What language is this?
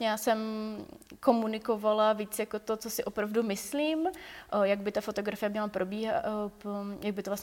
Czech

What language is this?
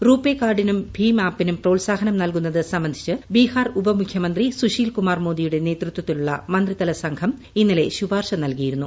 Malayalam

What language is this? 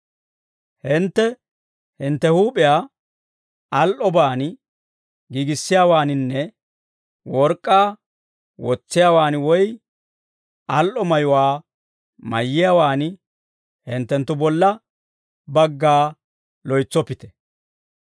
Dawro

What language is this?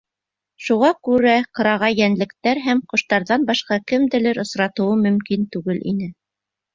Bashkir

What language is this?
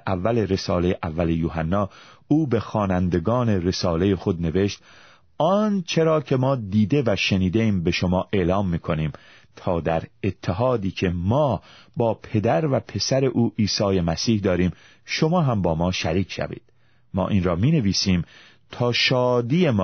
Persian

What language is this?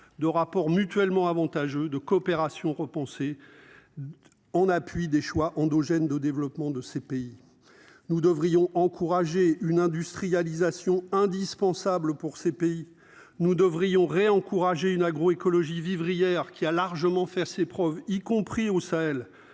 French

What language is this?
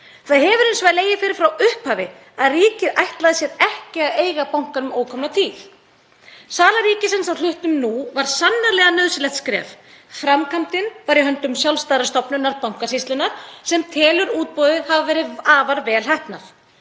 Icelandic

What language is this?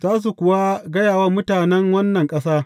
Hausa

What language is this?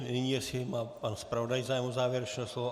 Czech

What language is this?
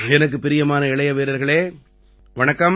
Tamil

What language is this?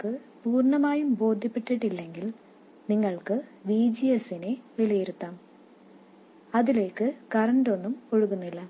Malayalam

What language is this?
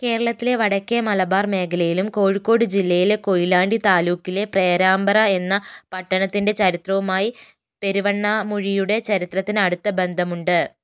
Malayalam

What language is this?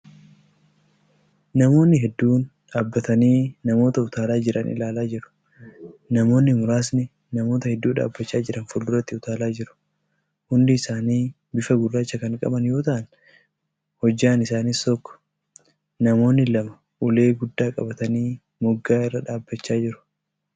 Oromo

